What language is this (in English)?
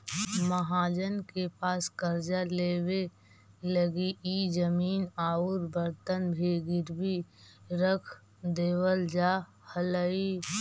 Magahi